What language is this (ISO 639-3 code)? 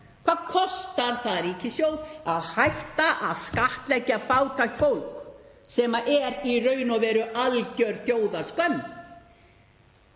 isl